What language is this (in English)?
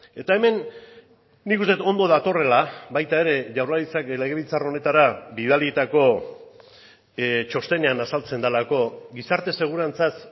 Basque